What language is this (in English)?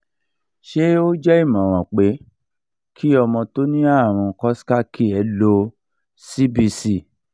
Yoruba